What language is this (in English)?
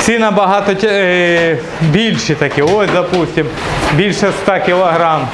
Russian